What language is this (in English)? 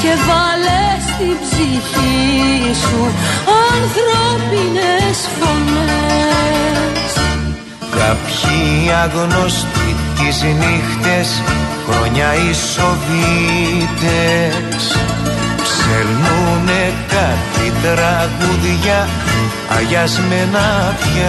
Greek